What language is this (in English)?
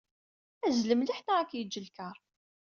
Kabyle